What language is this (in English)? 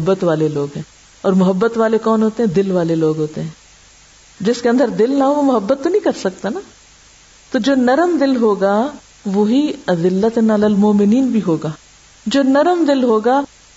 Urdu